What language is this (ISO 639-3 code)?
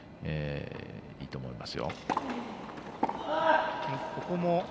jpn